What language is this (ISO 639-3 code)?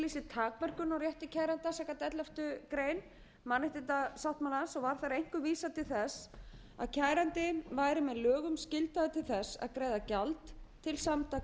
isl